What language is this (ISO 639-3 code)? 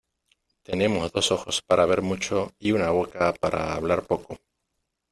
spa